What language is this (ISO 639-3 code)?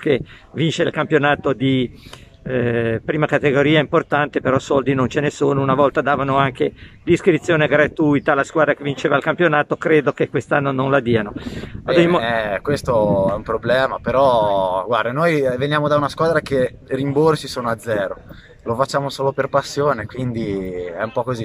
ita